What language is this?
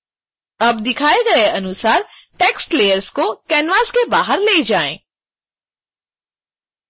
Hindi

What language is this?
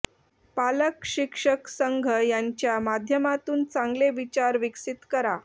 Marathi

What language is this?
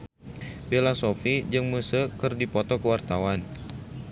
Sundanese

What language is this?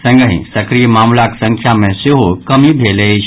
Maithili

